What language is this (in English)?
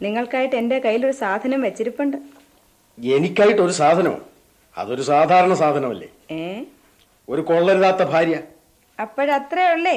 Malayalam